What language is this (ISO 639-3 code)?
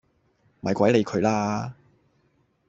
yue